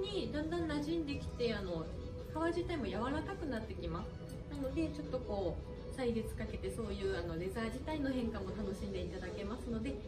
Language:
Japanese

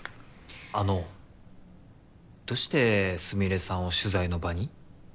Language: Japanese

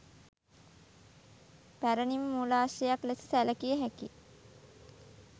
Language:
Sinhala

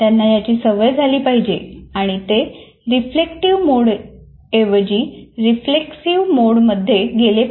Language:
Marathi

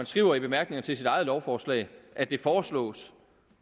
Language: Danish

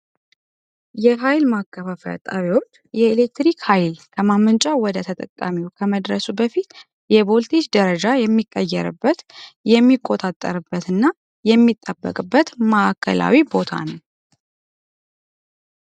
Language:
Amharic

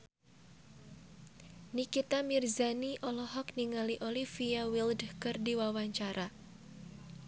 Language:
Sundanese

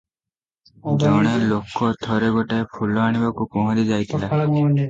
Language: Odia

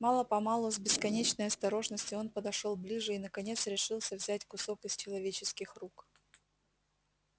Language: Russian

